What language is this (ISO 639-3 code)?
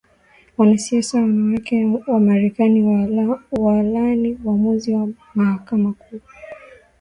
swa